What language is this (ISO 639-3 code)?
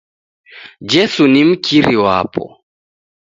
dav